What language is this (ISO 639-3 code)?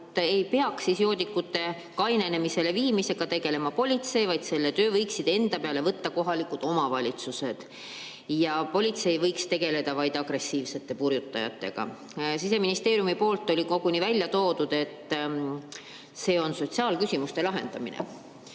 est